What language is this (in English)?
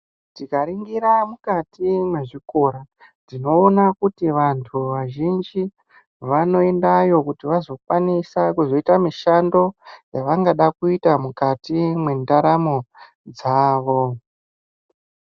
Ndau